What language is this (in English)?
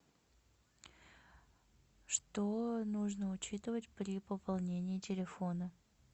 Russian